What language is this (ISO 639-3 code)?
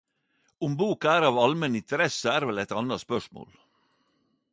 nno